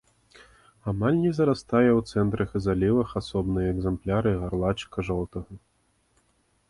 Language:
Belarusian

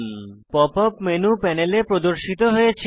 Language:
Bangla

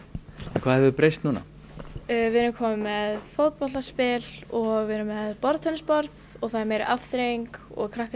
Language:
Icelandic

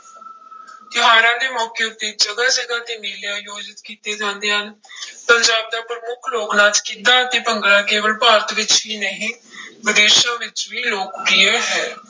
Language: Punjabi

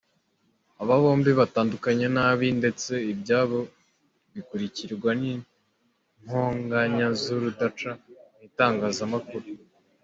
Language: Kinyarwanda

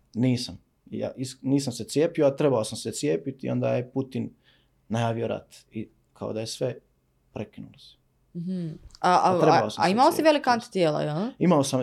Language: Croatian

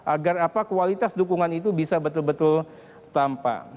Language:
Indonesian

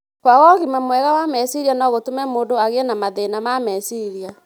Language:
Kikuyu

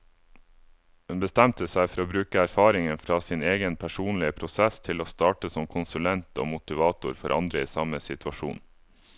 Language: Norwegian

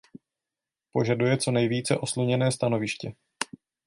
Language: Czech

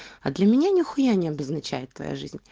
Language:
Russian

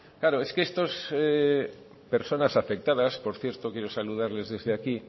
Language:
Spanish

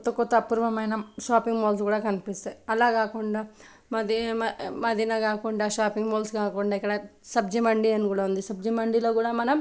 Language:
Telugu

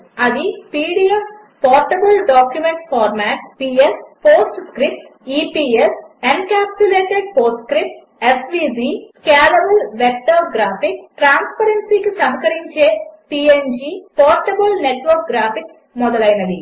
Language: Telugu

